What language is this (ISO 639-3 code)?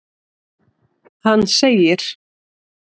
isl